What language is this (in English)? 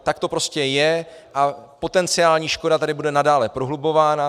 Czech